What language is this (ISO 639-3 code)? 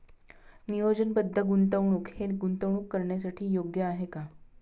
mar